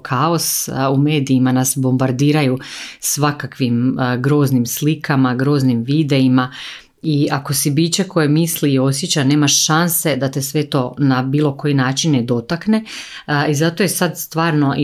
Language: Croatian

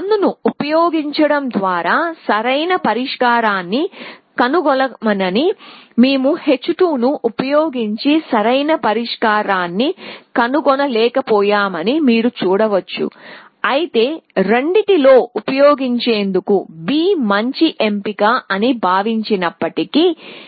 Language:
Telugu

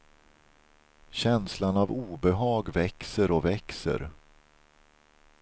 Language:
Swedish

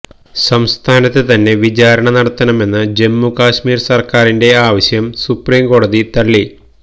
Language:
Malayalam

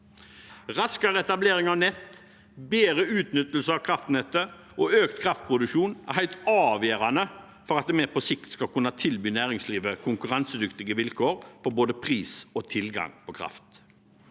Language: Norwegian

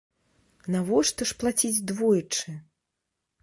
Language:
Belarusian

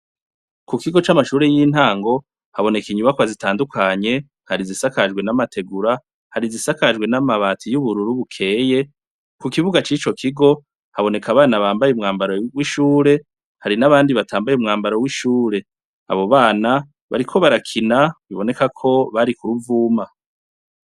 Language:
Rundi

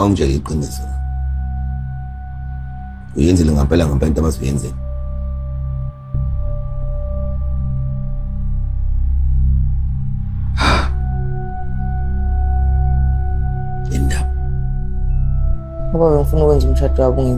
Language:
Italian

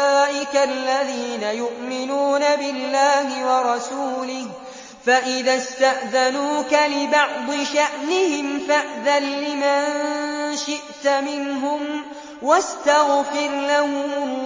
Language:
Arabic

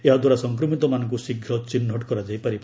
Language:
Odia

